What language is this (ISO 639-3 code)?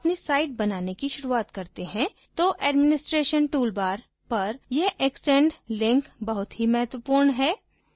hin